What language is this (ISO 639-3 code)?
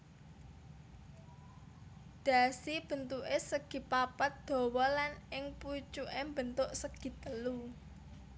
jav